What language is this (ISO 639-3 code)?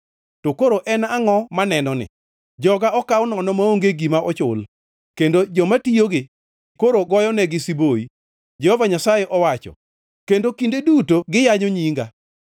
luo